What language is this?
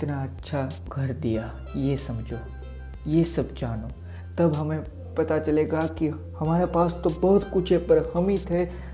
Hindi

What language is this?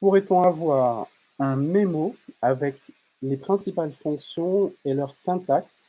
French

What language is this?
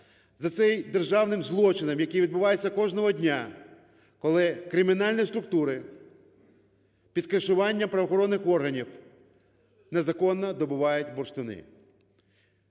Ukrainian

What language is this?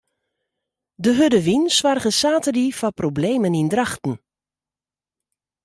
Western Frisian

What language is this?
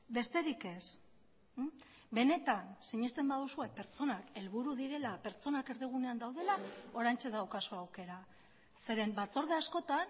Basque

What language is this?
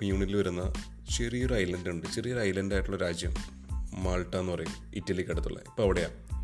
Malayalam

